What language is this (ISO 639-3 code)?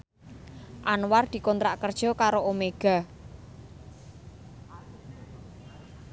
jav